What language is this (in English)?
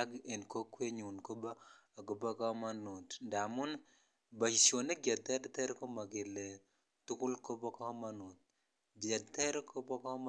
Kalenjin